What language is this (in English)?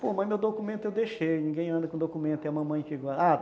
Portuguese